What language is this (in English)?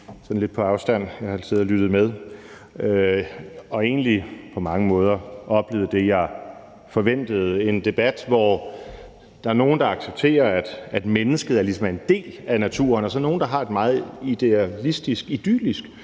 Danish